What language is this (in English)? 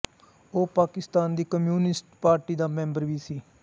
Punjabi